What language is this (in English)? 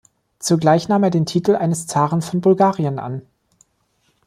German